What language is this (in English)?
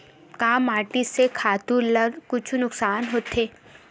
Chhattisgarhi